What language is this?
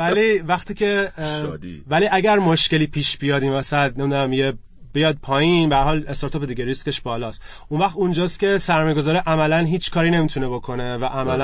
Persian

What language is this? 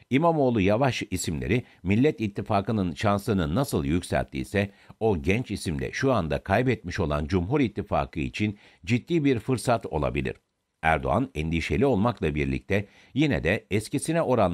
Turkish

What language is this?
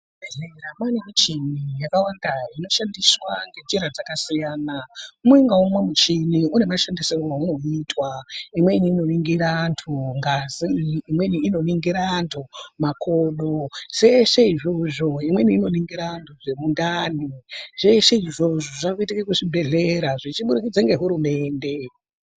Ndau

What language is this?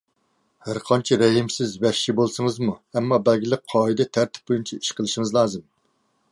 Uyghur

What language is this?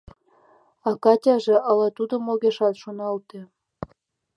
Mari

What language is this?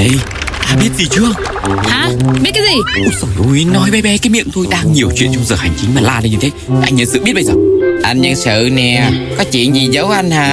Vietnamese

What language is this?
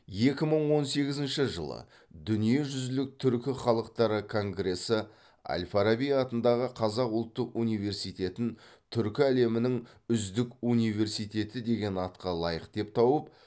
Kazakh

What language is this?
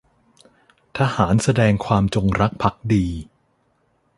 Thai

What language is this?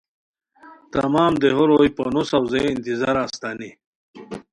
Khowar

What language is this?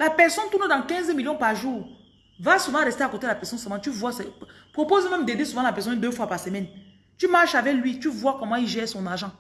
French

